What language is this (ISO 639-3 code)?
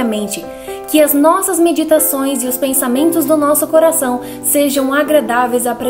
por